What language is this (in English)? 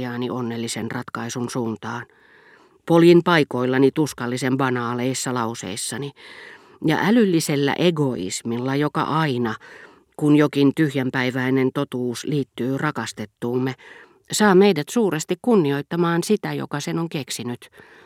Finnish